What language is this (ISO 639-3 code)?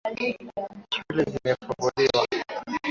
swa